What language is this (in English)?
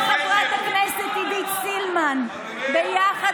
Hebrew